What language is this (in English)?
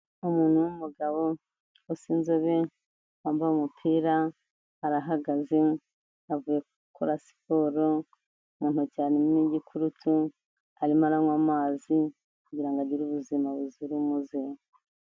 Kinyarwanda